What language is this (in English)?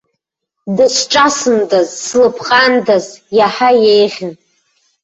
Abkhazian